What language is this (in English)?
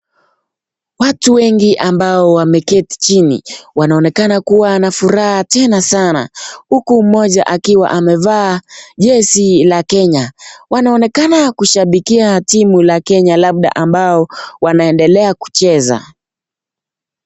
Swahili